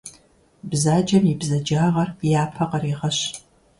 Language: Kabardian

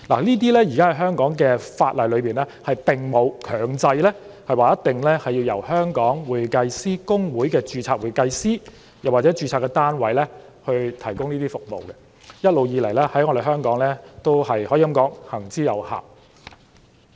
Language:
Cantonese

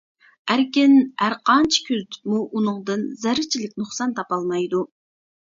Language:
Uyghur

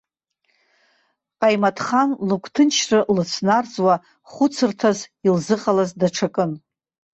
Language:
Abkhazian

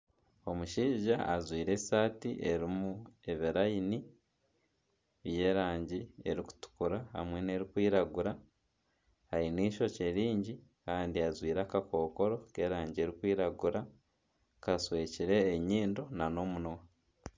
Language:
Nyankole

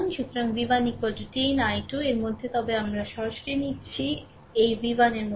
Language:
Bangla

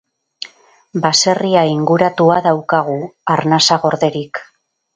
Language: Basque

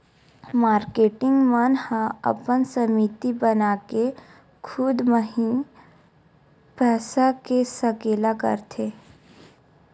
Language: Chhattisgarhi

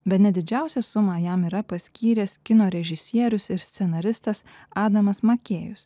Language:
Lithuanian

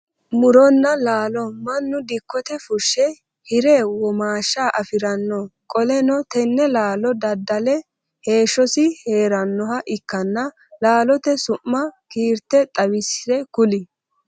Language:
Sidamo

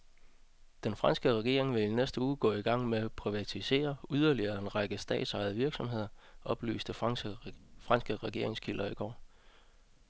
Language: Danish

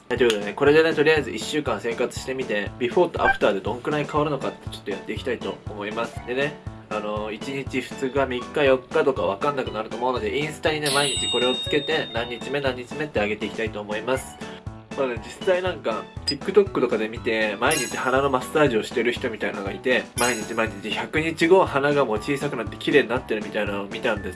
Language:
Japanese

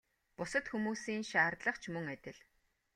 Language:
Mongolian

